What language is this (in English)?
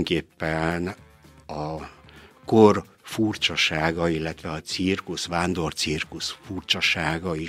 Hungarian